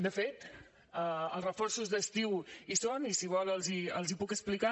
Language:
Catalan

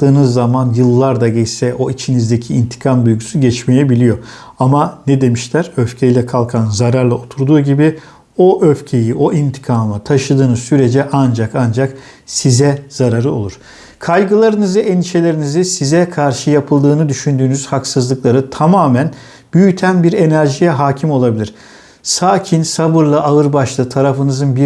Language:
Turkish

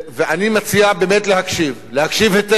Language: Hebrew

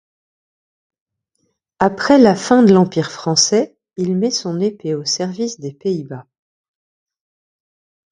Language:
French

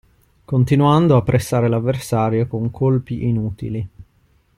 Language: Italian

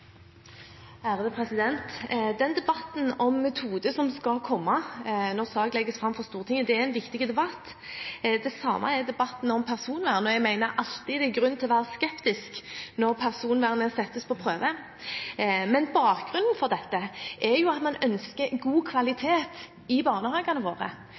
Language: Norwegian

